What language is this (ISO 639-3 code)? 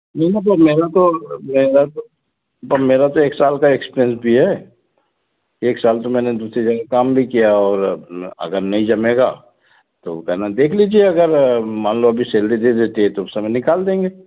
hin